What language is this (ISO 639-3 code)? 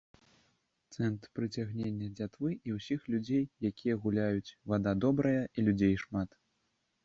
bel